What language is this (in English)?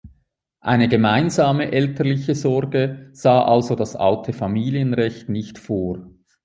German